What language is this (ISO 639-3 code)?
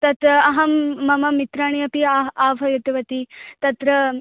san